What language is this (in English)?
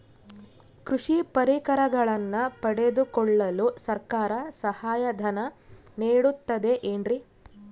Kannada